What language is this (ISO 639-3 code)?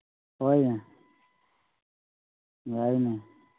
mni